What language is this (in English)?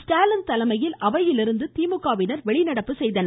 Tamil